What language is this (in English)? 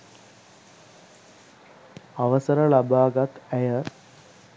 Sinhala